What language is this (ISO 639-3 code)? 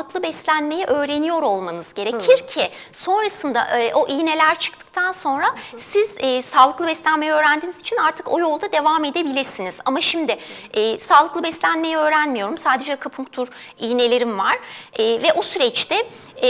tur